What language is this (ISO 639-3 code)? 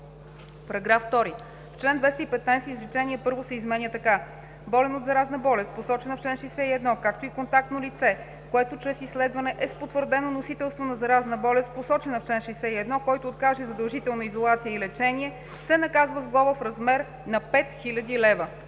bul